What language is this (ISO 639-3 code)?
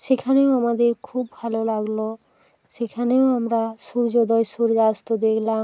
ben